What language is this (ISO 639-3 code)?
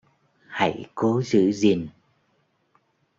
vie